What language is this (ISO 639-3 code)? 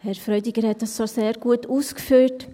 gsw